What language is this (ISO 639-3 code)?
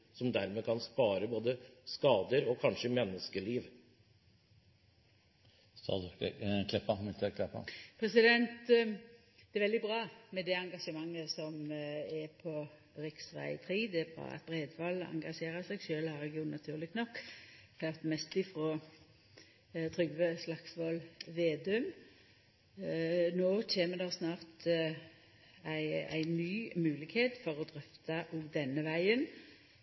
nor